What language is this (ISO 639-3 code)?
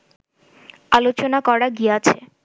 ben